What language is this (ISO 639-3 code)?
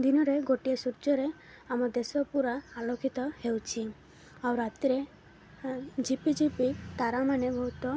ori